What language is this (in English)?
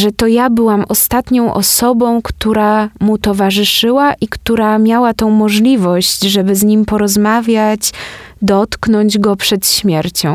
Polish